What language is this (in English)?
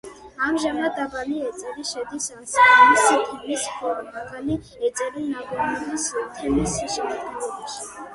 Georgian